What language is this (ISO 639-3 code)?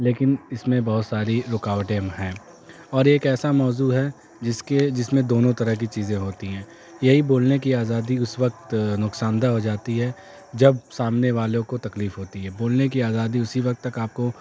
urd